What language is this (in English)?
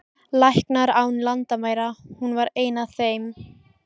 Icelandic